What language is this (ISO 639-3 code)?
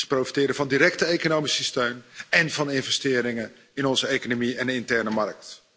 nld